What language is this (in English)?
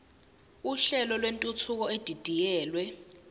Zulu